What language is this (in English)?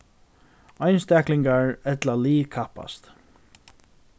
Faroese